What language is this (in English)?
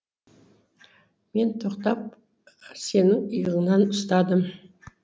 Kazakh